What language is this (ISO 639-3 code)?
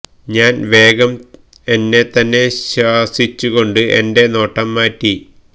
mal